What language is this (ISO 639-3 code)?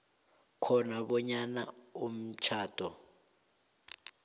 nbl